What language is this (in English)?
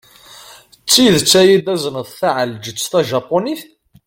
Kabyle